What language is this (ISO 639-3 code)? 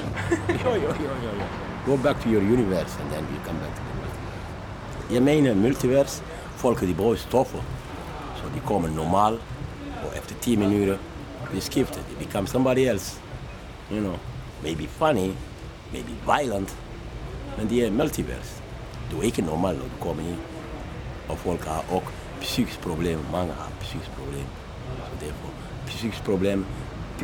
dan